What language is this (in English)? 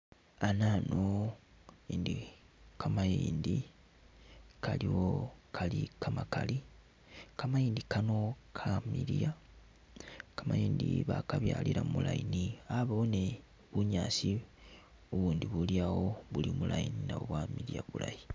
Masaaba